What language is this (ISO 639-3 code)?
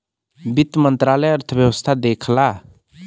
bho